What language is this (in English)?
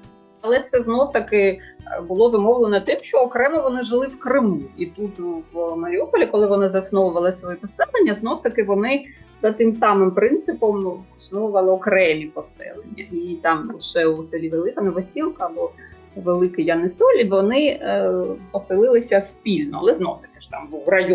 Ukrainian